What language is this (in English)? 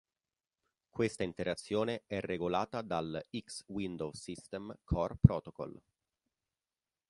Italian